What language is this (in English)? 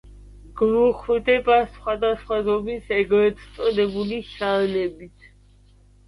Georgian